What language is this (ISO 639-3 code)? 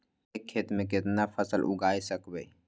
mag